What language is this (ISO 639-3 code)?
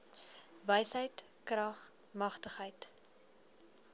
afr